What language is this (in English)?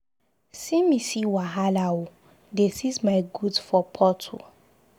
Nigerian Pidgin